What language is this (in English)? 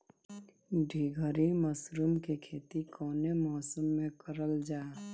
Bhojpuri